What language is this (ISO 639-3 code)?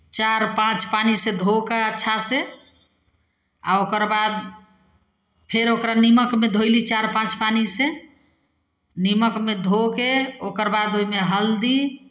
mai